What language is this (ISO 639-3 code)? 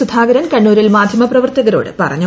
mal